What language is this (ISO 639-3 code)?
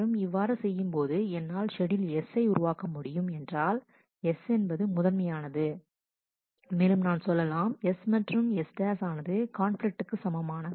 tam